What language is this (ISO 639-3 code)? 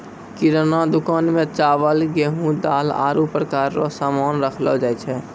mai